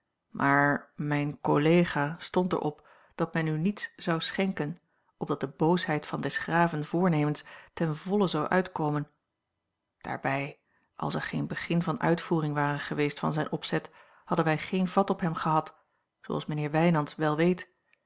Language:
Dutch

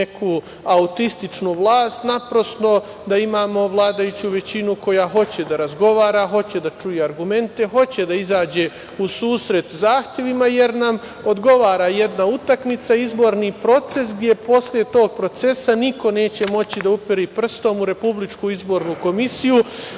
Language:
Serbian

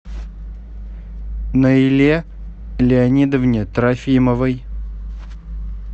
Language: Russian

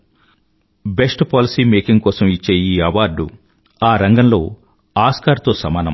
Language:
Telugu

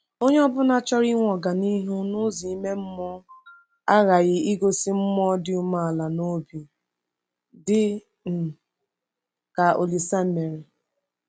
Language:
Igbo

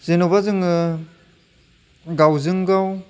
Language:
Bodo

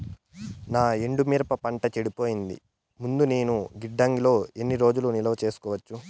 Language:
Telugu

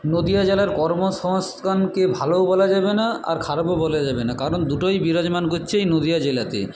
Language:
Bangla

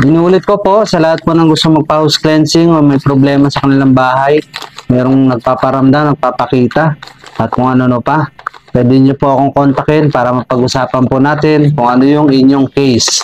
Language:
Filipino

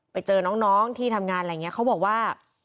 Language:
Thai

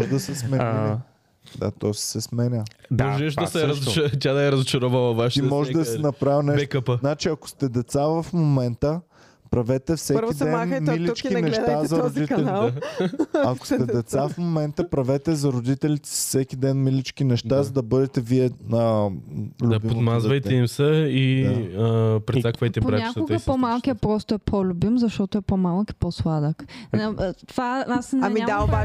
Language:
Bulgarian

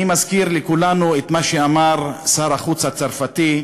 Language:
Hebrew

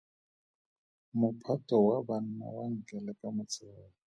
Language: Tswana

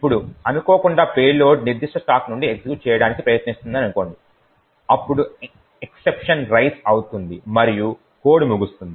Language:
Telugu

